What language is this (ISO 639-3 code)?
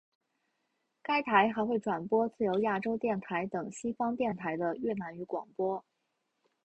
zho